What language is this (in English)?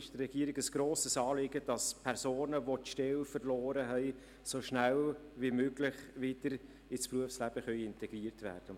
Swiss German